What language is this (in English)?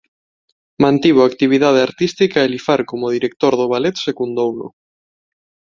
Galician